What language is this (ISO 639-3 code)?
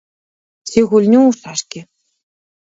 bel